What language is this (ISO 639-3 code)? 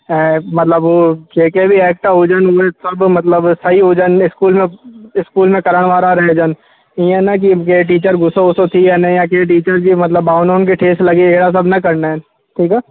snd